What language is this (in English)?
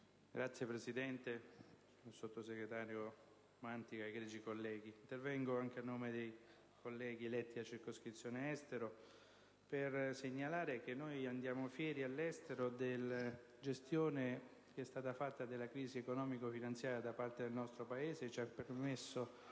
Italian